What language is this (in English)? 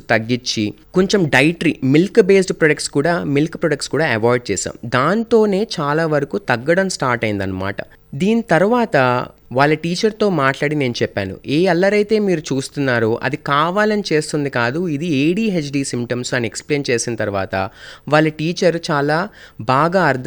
Telugu